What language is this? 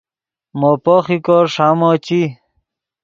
Yidgha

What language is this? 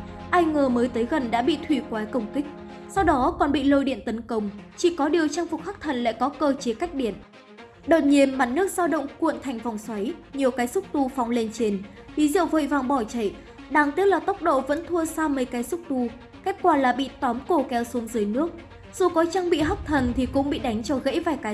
Vietnamese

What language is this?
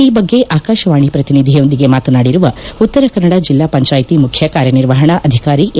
Kannada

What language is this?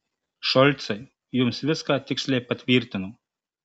Lithuanian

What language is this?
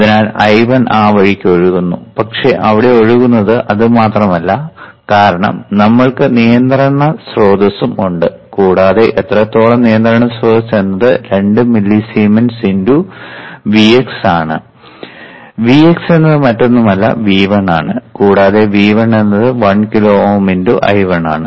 Malayalam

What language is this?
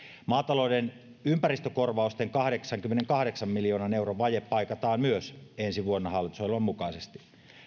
Finnish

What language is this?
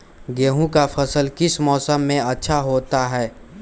Magahi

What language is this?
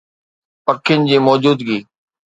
Sindhi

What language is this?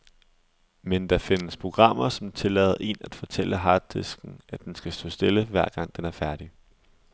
Danish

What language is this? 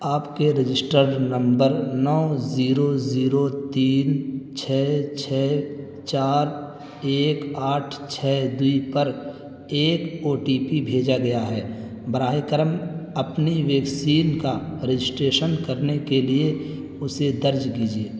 Urdu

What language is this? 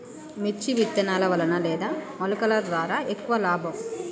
Telugu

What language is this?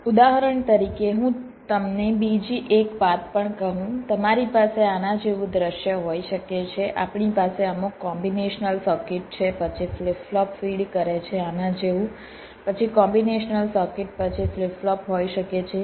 Gujarati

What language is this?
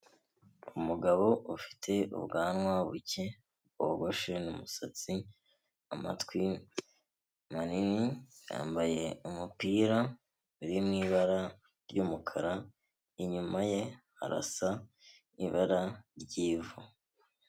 Kinyarwanda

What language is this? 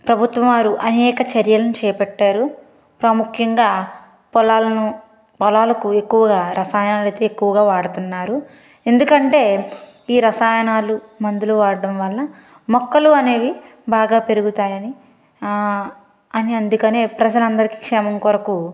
Telugu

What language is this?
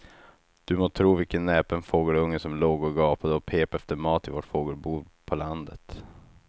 Swedish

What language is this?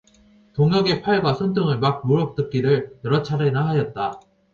Korean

